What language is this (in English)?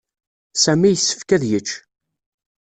Kabyle